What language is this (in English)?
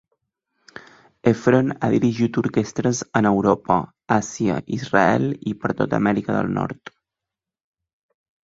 Catalan